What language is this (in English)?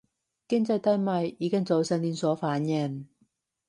Cantonese